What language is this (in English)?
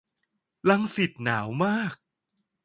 Thai